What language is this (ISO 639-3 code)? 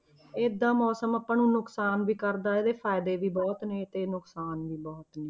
pan